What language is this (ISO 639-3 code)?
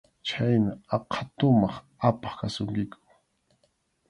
qxu